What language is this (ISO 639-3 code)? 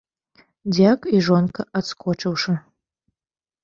bel